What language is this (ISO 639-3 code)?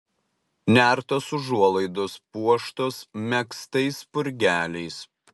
lit